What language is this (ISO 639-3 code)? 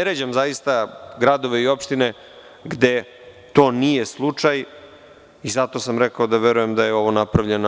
srp